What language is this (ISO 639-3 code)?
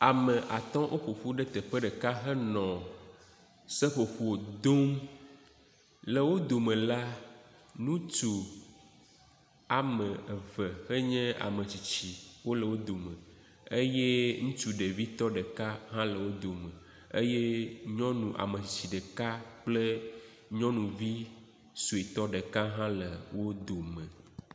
ewe